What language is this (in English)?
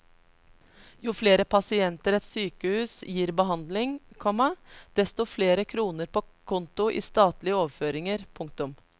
Norwegian